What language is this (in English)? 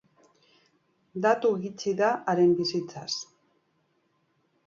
Basque